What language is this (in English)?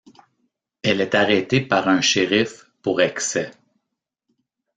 French